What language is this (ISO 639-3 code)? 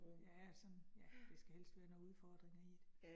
dan